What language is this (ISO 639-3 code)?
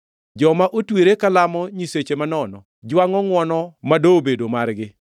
luo